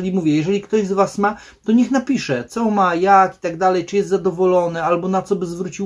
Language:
Polish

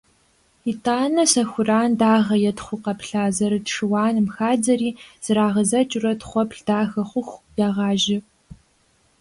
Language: Kabardian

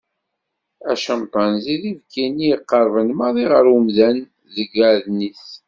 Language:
Kabyle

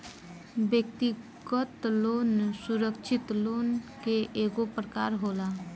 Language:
Bhojpuri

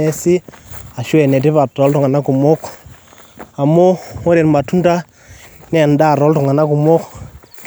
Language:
Masai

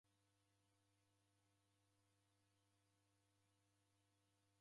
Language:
Taita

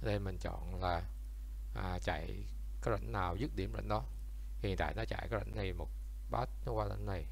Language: Vietnamese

